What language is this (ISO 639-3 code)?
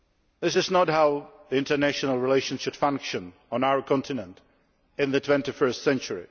eng